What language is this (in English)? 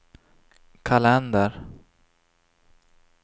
Swedish